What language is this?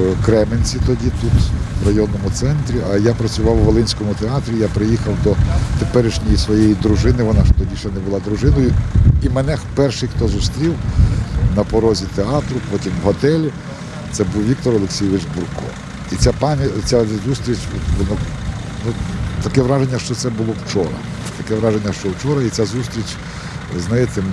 Ukrainian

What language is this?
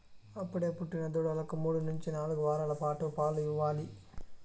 Telugu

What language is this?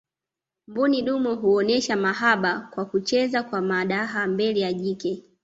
Swahili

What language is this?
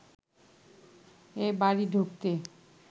Bangla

